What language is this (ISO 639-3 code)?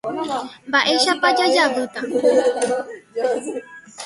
grn